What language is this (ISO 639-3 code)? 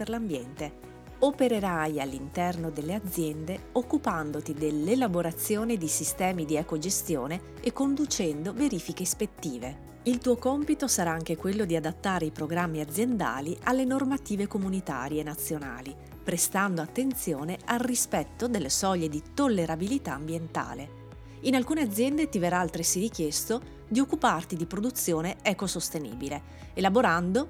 ita